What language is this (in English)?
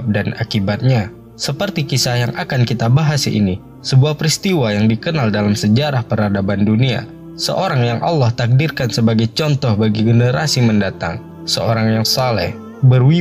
Indonesian